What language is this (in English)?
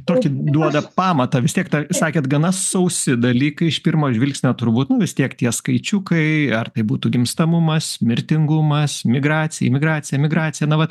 Lithuanian